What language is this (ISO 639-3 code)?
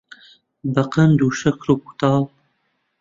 ckb